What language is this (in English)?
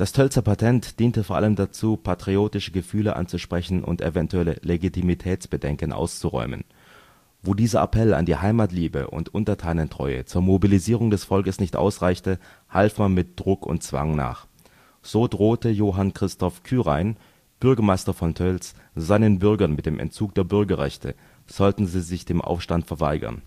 German